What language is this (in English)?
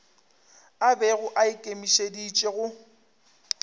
Northern Sotho